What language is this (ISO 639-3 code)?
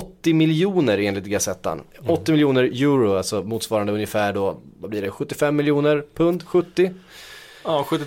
swe